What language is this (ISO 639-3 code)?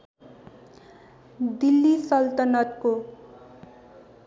nep